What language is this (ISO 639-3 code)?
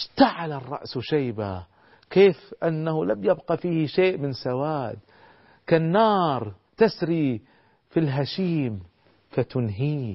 ara